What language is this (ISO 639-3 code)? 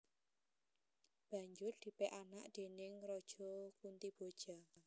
jav